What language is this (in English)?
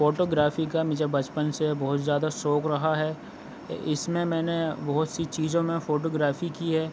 Urdu